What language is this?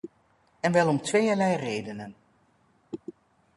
Dutch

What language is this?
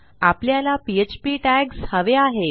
Marathi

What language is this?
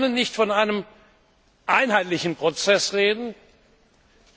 German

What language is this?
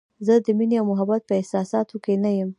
Pashto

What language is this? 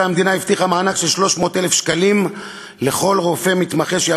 Hebrew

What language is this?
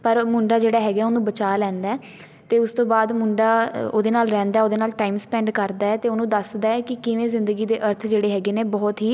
Punjabi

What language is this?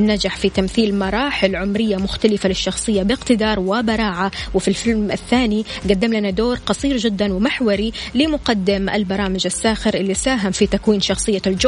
Arabic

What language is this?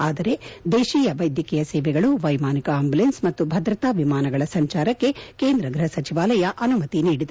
Kannada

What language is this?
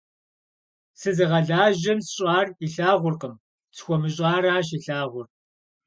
Kabardian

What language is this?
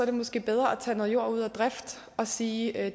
Danish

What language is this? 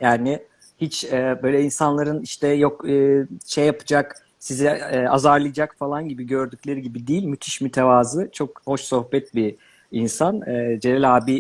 Turkish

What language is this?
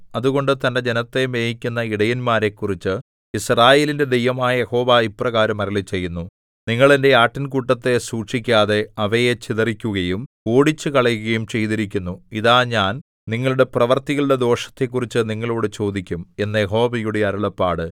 Malayalam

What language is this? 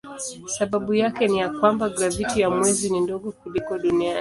Swahili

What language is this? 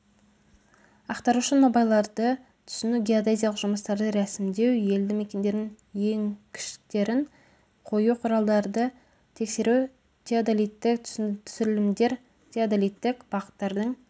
Kazakh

